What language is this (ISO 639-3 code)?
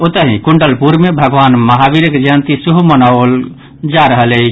mai